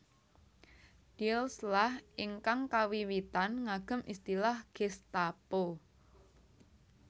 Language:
Javanese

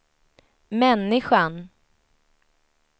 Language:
Swedish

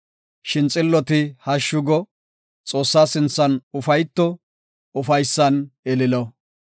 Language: Gofa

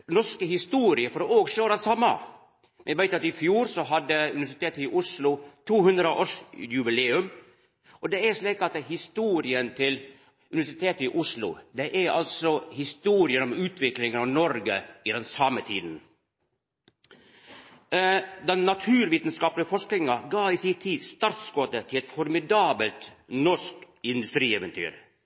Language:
Norwegian Nynorsk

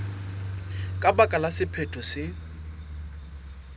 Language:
Southern Sotho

